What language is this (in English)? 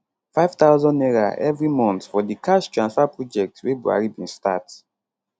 Nigerian Pidgin